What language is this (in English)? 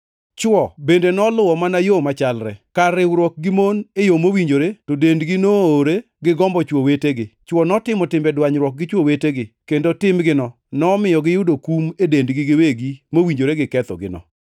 Luo (Kenya and Tanzania)